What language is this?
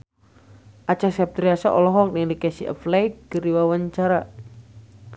Sundanese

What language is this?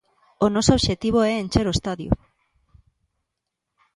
Galician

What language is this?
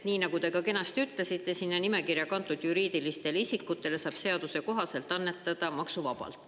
Estonian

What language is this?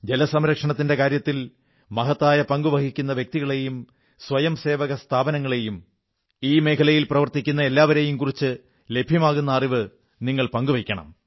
Malayalam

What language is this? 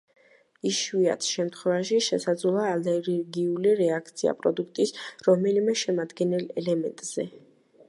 Georgian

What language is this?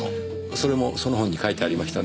Japanese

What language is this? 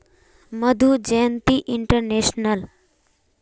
Magahi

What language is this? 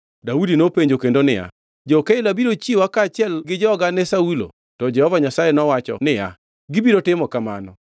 Luo (Kenya and Tanzania)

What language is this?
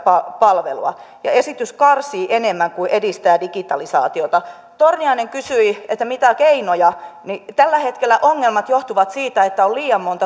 Finnish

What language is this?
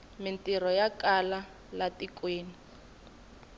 Tsonga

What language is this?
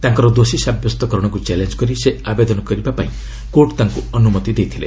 Odia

